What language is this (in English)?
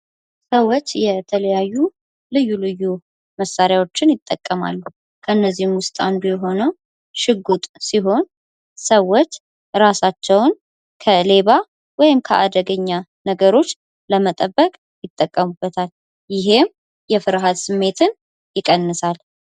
Amharic